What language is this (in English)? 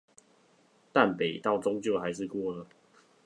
Chinese